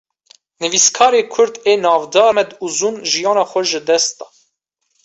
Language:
Kurdish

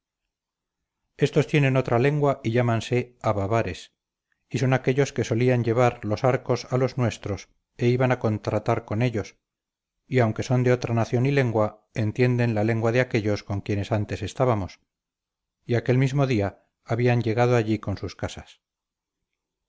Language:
Spanish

